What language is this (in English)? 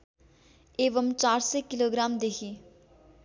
Nepali